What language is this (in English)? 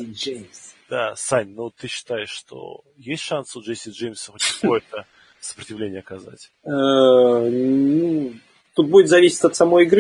Russian